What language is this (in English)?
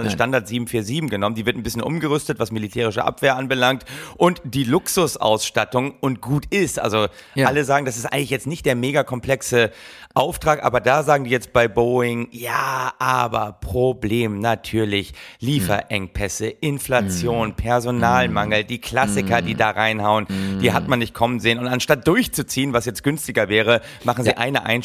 German